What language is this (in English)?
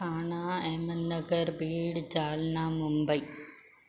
Sindhi